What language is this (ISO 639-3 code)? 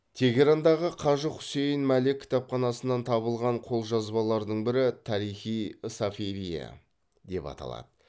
kaz